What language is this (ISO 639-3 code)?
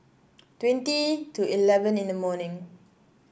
eng